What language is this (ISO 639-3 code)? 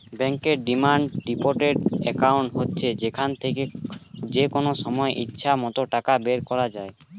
ben